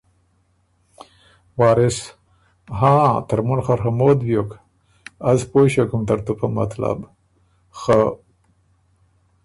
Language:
Ormuri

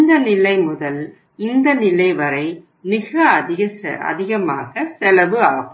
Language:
Tamil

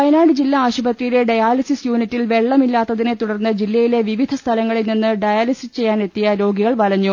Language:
Malayalam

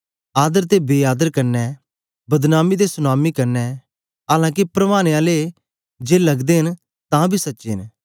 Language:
Dogri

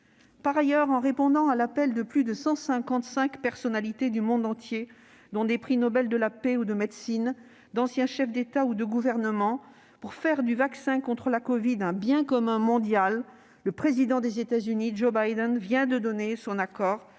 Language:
French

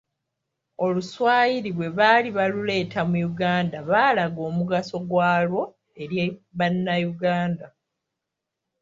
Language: Ganda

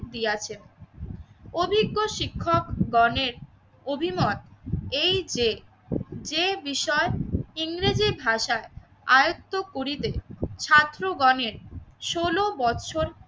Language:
Bangla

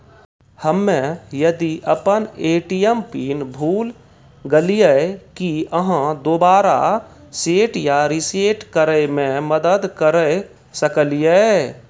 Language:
Maithili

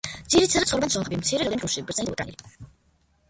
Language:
Georgian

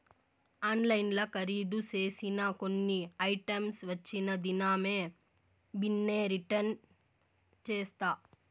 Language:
Telugu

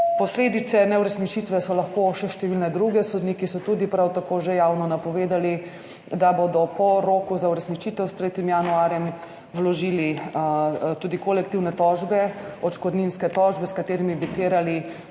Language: Slovenian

